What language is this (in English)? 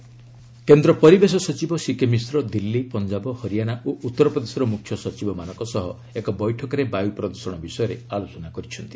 Odia